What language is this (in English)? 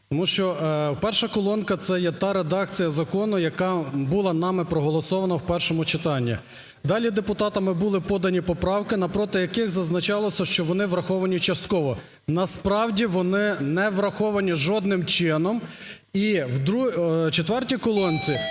Ukrainian